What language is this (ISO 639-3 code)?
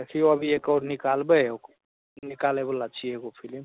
mai